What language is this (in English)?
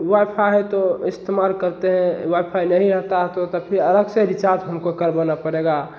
Hindi